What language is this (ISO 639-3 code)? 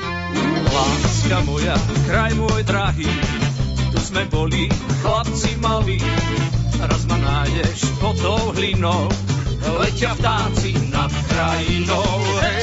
slk